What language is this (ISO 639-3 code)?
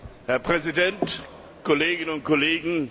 deu